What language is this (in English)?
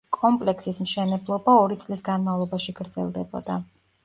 Georgian